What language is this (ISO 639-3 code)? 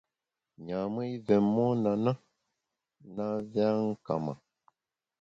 bax